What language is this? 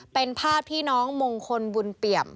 Thai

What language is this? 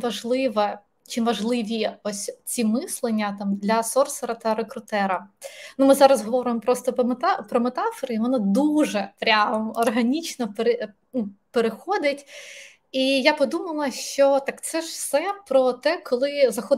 Ukrainian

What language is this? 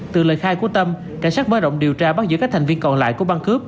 Vietnamese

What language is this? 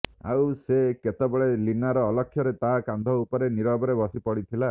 Odia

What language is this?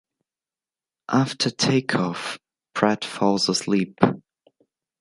English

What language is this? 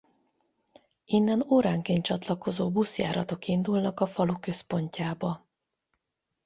Hungarian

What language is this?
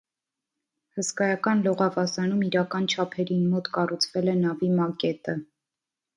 Armenian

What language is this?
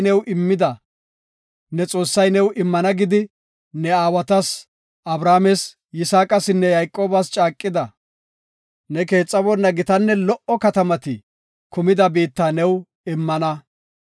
Gofa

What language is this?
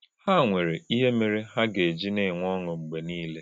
Igbo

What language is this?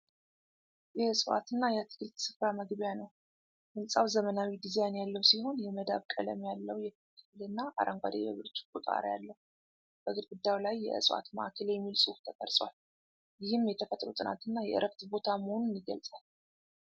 Amharic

